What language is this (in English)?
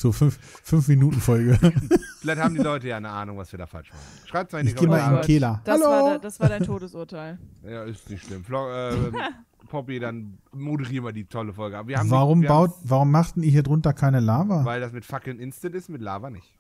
German